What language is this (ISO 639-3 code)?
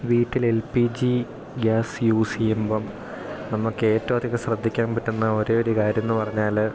mal